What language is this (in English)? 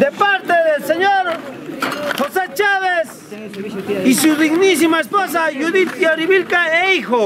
Spanish